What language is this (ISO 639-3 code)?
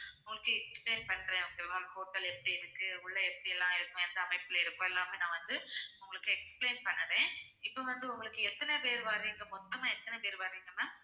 tam